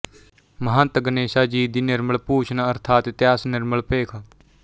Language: Punjabi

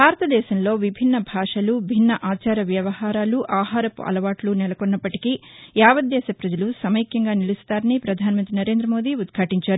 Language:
Telugu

